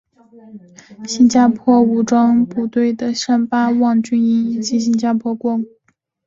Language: Chinese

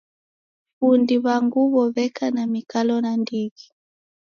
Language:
Taita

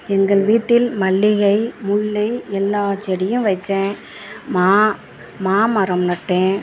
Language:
Tamil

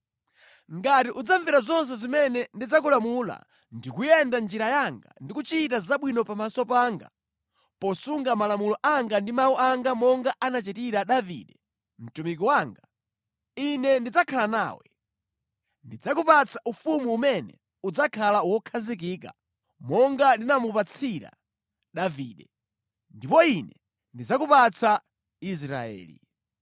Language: Nyanja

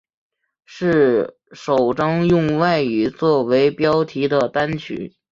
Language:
Chinese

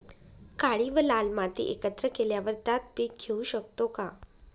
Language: Marathi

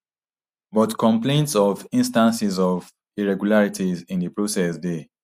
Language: Nigerian Pidgin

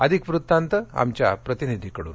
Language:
Marathi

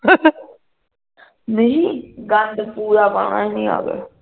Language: Punjabi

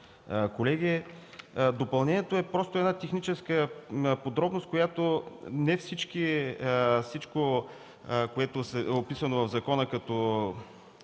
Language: Bulgarian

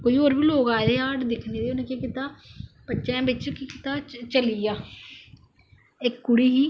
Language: Dogri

